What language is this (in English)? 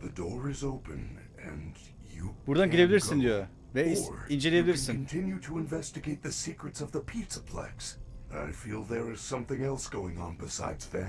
Turkish